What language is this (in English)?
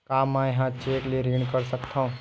Chhattisgarhi